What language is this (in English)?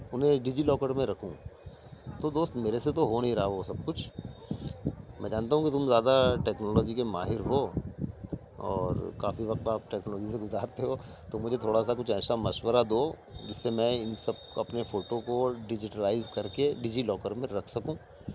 Urdu